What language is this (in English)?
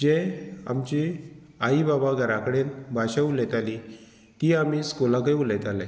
Konkani